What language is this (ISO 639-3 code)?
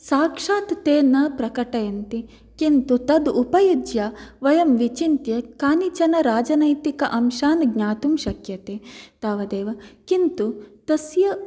san